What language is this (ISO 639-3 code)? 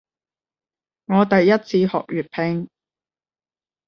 yue